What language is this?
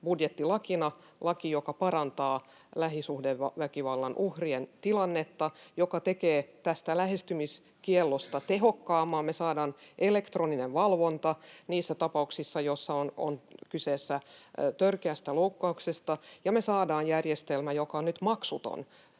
Finnish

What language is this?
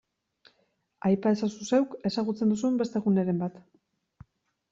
Basque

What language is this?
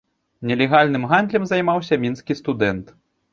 Belarusian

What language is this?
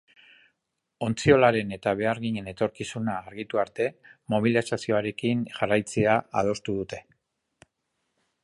Basque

